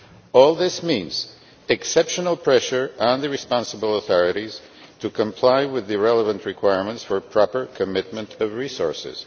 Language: English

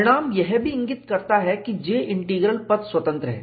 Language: Hindi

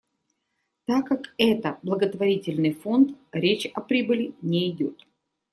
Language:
Russian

